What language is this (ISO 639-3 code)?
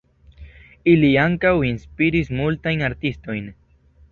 epo